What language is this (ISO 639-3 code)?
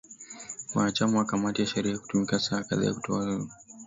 swa